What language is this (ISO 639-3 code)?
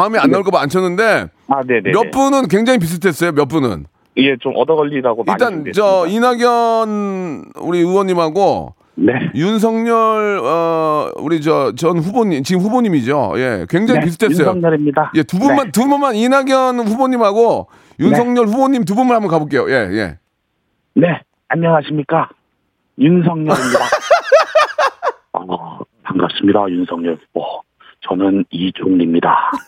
kor